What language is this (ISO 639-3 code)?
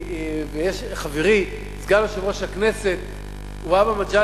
heb